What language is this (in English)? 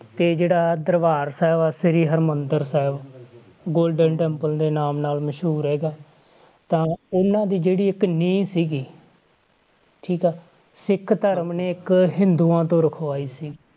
Punjabi